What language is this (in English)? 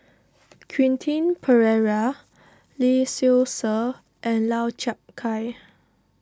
English